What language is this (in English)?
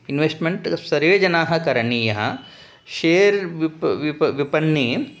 Sanskrit